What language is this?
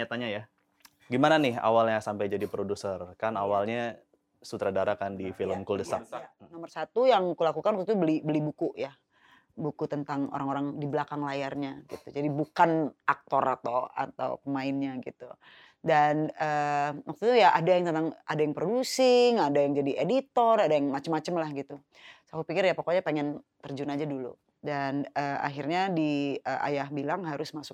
Indonesian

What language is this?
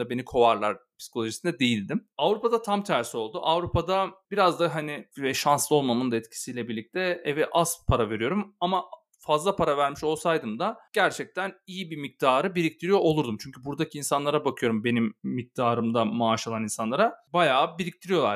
Turkish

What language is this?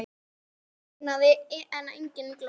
Icelandic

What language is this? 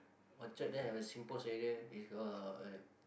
English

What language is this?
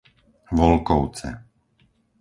Slovak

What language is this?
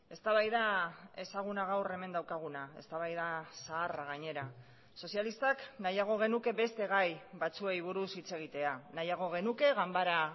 Basque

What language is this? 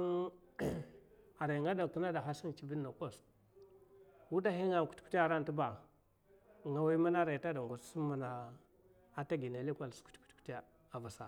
Mafa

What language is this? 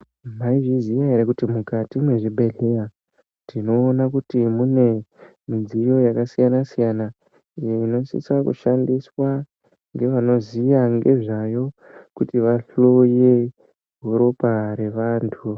Ndau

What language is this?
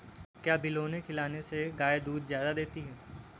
Hindi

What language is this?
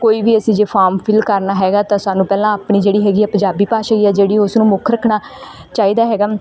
Punjabi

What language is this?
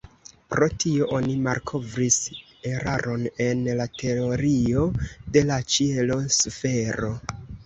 Esperanto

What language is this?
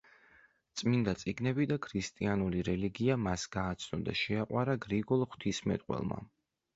Georgian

